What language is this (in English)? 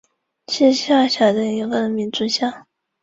Chinese